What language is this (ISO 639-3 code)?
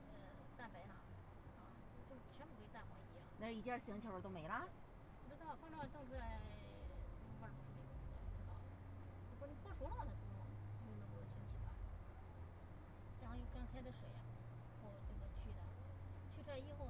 zho